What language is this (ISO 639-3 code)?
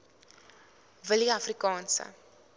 afr